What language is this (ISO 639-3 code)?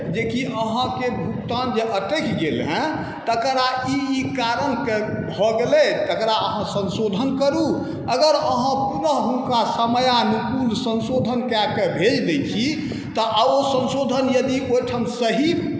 mai